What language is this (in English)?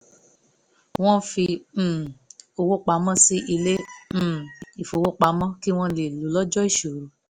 Yoruba